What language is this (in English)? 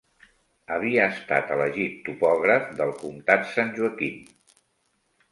Catalan